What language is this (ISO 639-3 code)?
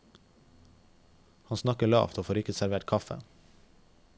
nor